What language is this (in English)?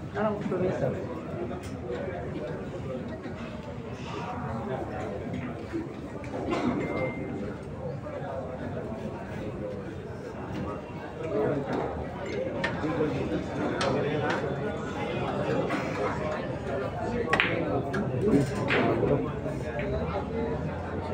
Filipino